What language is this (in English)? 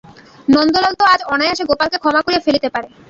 Bangla